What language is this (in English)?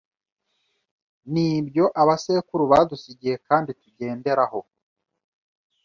Kinyarwanda